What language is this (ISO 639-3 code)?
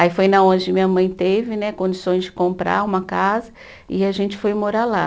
por